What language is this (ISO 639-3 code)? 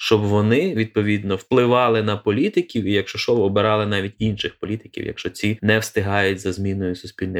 ukr